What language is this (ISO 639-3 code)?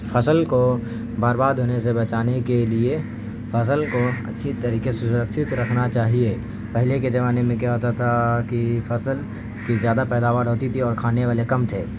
urd